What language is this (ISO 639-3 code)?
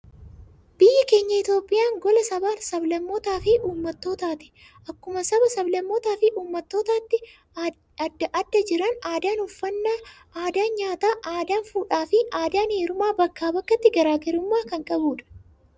orm